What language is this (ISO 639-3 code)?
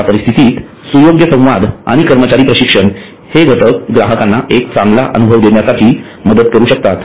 mar